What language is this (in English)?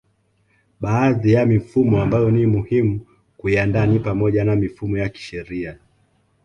Swahili